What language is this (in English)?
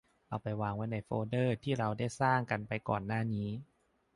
Thai